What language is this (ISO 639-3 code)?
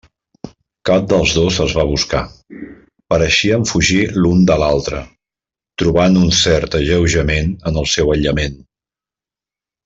cat